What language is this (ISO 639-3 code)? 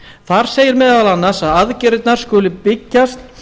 isl